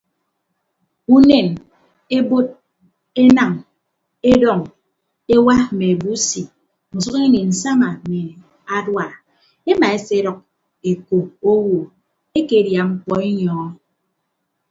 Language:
Ibibio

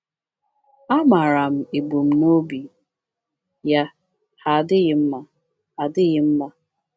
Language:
Igbo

